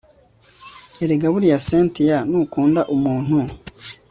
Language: Kinyarwanda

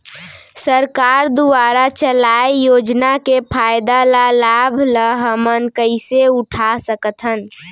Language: Chhattisgarhi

